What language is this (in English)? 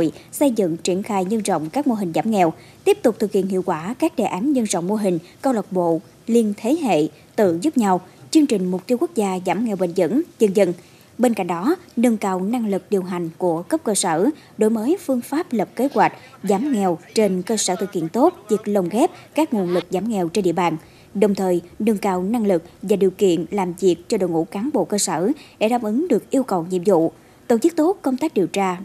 Vietnamese